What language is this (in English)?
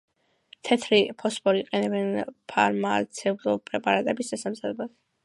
Georgian